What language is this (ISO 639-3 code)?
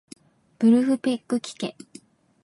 jpn